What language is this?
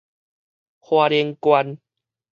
Min Nan Chinese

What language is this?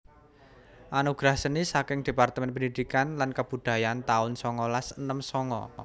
Javanese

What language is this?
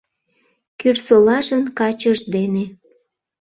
Mari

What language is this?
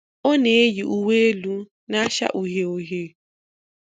Igbo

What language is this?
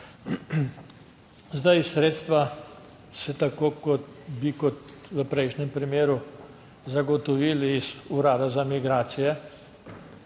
Slovenian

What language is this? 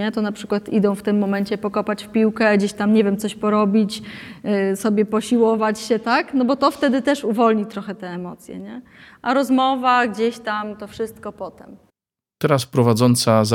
Polish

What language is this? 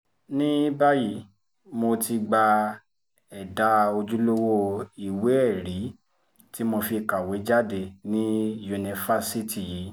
Yoruba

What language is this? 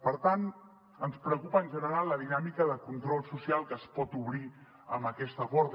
Catalan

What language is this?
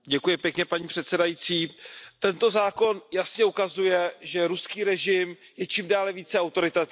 Czech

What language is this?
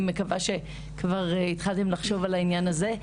Hebrew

